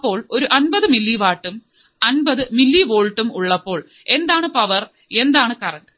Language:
Malayalam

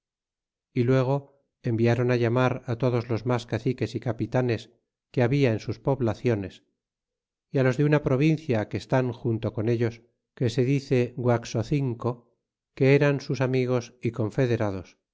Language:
Spanish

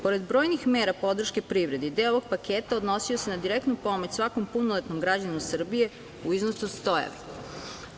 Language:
Serbian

